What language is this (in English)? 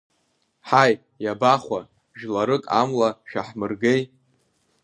Abkhazian